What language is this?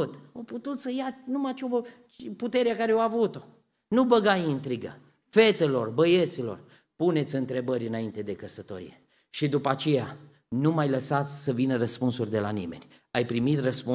Romanian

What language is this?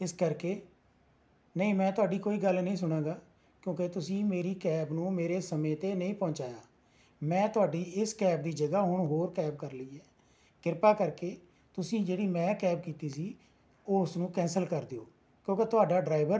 Punjabi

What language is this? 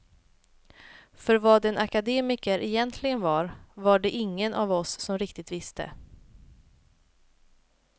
Swedish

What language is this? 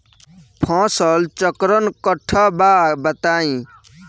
Bhojpuri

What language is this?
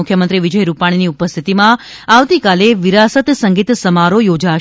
Gujarati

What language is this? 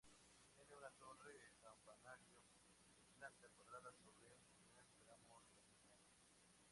Spanish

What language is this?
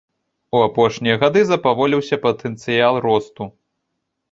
Belarusian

